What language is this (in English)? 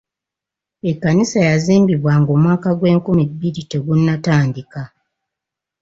Ganda